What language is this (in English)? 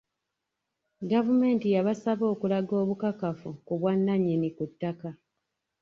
Ganda